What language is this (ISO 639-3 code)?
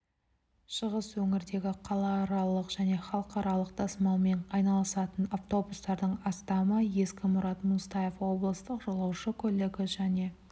kaz